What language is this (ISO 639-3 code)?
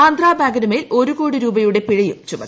mal